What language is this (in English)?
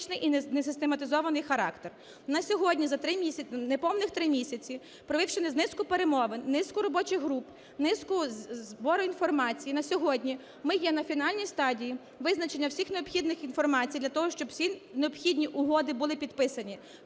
Ukrainian